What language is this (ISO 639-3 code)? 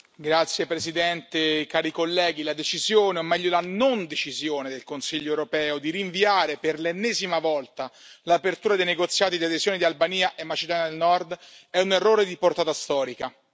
ita